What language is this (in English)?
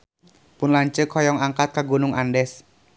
Sundanese